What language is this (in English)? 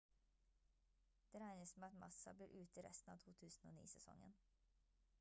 Norwegian Bokmål